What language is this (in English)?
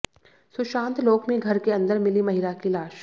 Hindi